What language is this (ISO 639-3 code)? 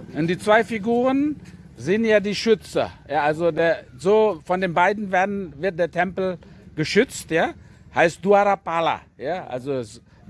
deu